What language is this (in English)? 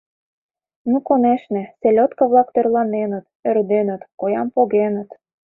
Mari